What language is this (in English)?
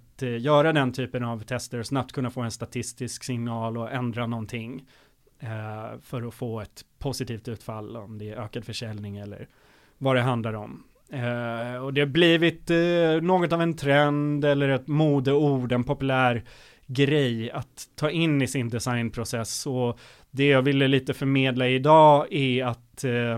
Swedish